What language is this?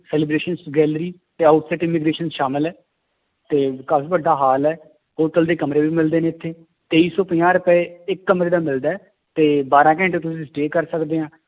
Punjabi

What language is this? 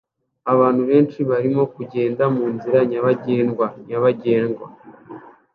Kinyarwanda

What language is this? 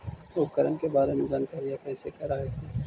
Magahi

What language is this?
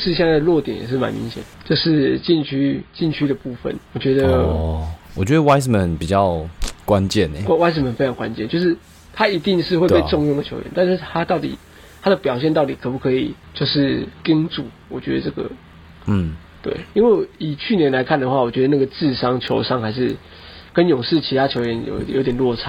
Chinese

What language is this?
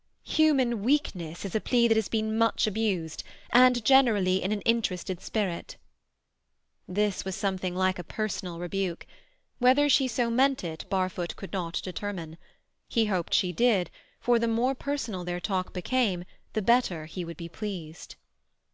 English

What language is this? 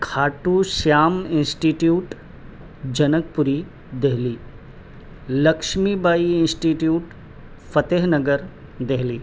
Urdu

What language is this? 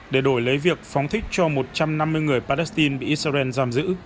Vietnamese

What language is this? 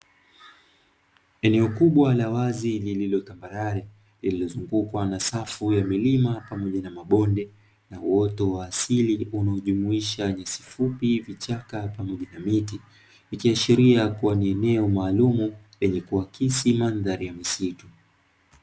Swahili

